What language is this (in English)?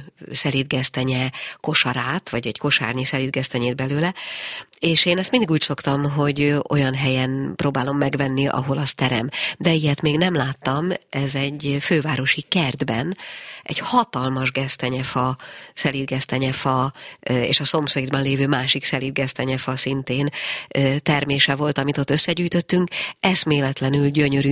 Hungarian